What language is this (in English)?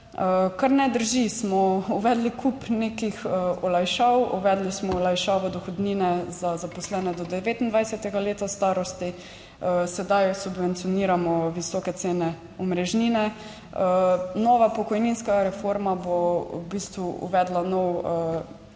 Slovenian